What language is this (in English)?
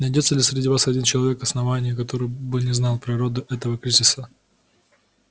Russian